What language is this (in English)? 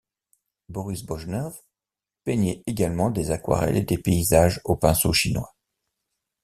French